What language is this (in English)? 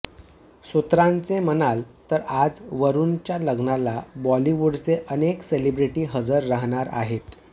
Marathi